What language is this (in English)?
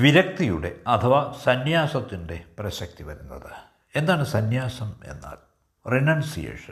Malayalam